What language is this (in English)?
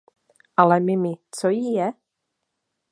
Czech